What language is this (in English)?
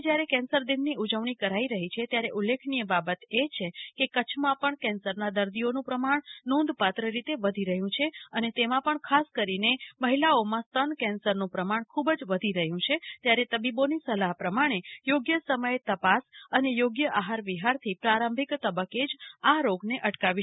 Gujarati